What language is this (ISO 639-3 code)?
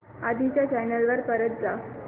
mar